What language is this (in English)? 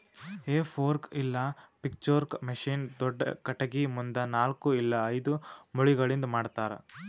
Kannada